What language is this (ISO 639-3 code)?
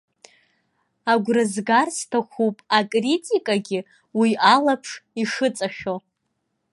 abk